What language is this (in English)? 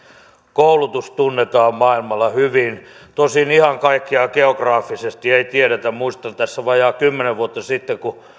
Finnish